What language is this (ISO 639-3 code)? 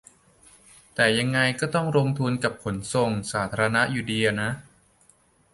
tha